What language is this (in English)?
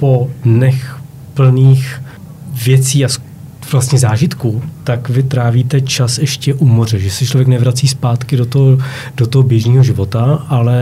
Czech